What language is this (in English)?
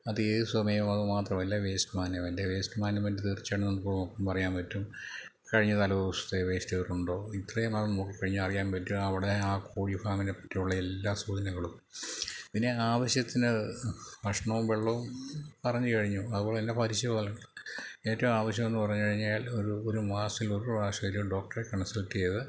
Malayalam